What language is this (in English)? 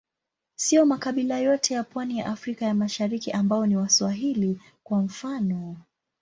Swahili